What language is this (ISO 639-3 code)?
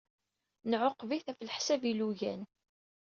kab